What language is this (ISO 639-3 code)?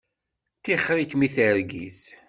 kab